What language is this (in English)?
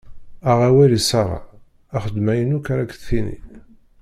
Kabyle